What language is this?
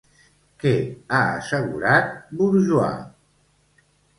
Catalan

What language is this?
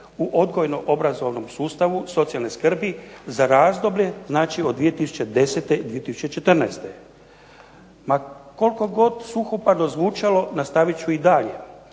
Croatian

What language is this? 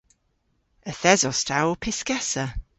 Cornish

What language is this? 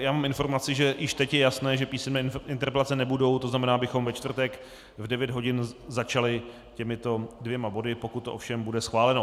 Czech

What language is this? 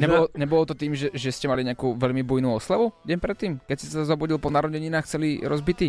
Slovak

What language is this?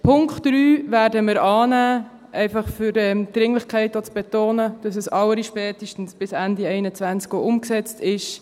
Swiss German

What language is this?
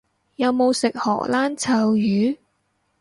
Cantonese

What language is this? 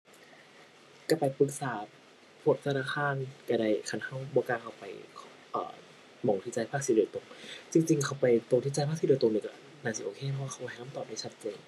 Thai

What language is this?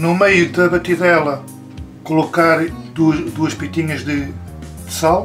Portuguese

